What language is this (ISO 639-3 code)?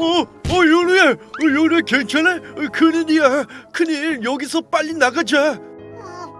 kor